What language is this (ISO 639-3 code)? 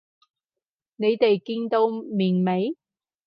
yue